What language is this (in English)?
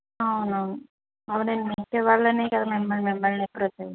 Telugu